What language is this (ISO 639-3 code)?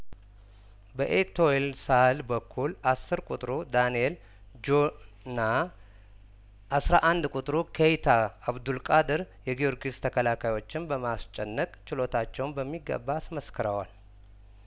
amh